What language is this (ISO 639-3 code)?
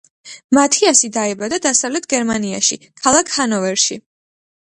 kat